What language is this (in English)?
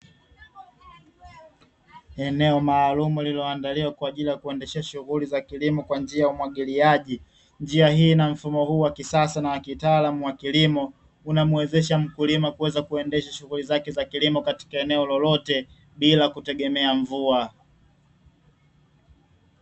Swahili